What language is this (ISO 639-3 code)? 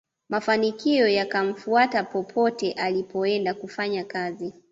swa